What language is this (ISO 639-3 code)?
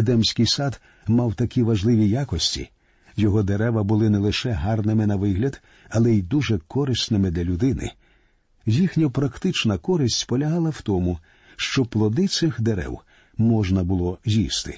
ukr